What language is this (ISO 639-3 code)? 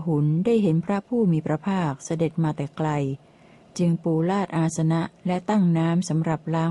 tha